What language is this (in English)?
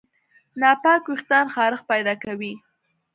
Pashto